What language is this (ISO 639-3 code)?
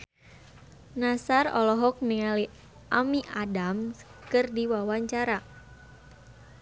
sun